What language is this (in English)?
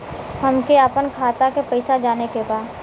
Bhojpuri